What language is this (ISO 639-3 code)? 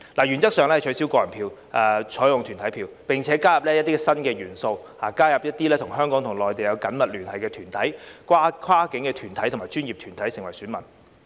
yue